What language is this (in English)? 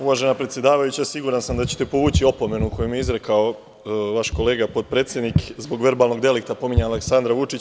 Serbian